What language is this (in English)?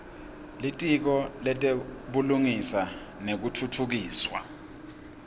Swati